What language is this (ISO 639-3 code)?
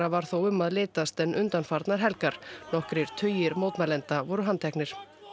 isl